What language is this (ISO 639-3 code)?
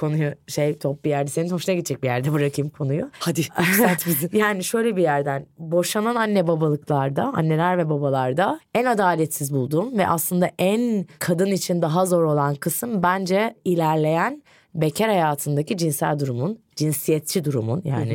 tur